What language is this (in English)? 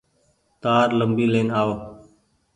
Goaria